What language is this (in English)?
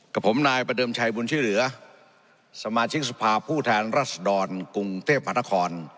Thai